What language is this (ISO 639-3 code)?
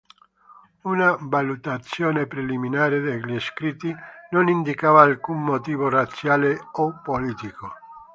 ita